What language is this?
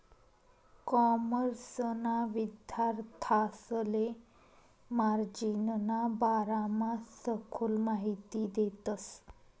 Marathi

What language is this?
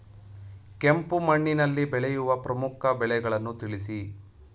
Kannada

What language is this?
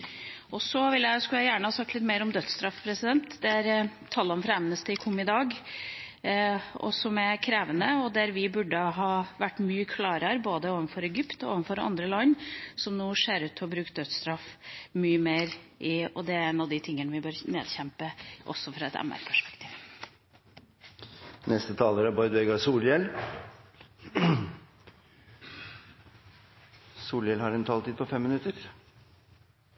Norwegian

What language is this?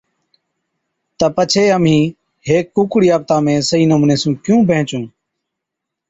Od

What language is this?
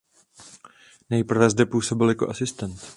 Czech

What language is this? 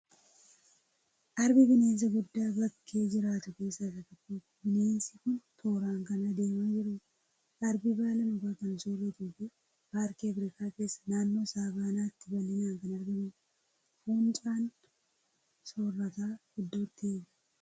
Oromo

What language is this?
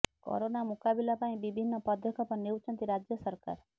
Odia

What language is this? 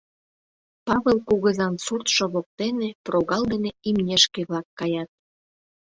Mari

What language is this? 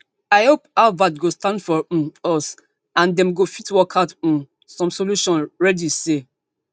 Nigerian Pidgin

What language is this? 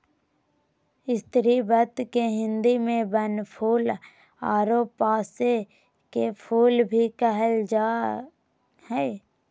Magahi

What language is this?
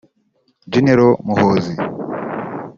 Kinyarwanda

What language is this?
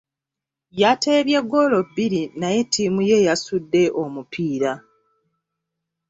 Ganda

